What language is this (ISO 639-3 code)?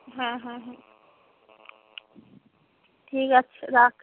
ben